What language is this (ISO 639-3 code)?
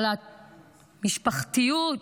heb